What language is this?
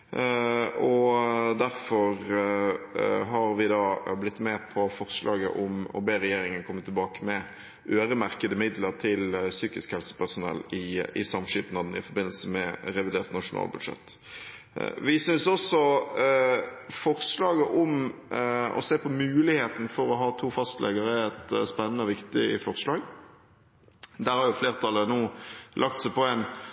Norwegian Bokmål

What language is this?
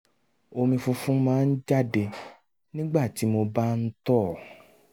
Yoruba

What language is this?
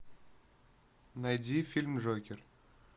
Russian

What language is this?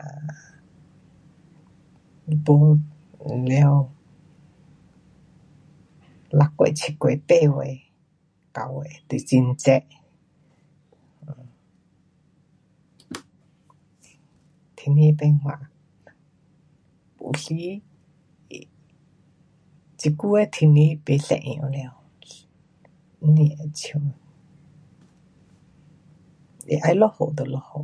Pu-Xian Chinese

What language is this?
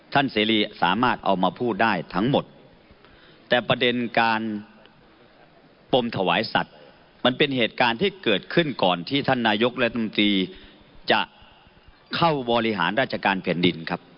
Thai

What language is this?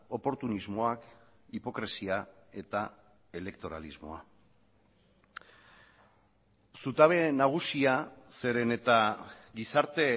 Basque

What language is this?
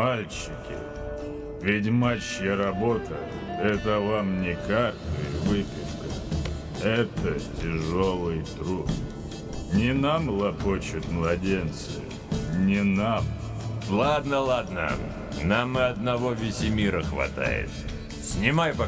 Russian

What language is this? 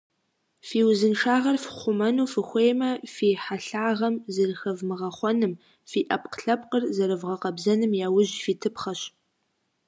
Kabardian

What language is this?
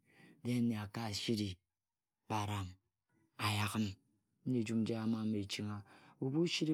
Ejagham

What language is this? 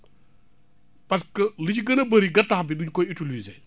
Wolof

